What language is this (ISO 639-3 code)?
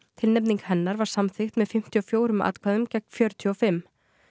isl